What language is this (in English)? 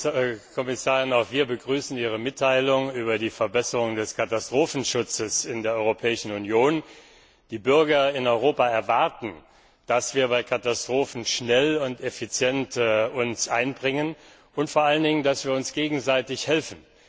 German